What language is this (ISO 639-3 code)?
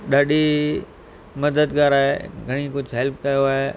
snd